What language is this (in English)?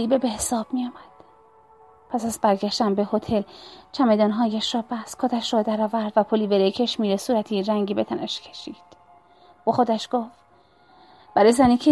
Persian